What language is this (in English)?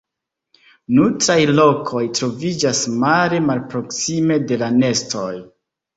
Esperanto